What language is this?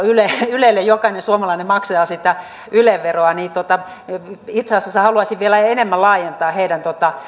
Finnish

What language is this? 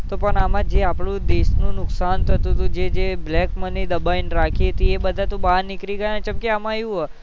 Gujarati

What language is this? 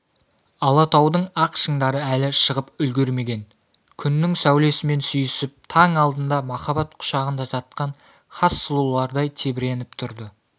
Kazakh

